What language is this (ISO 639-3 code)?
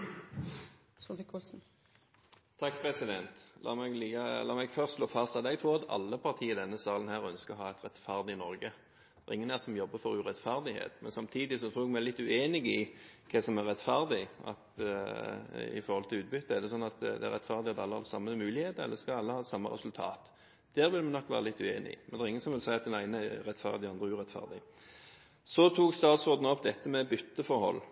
nob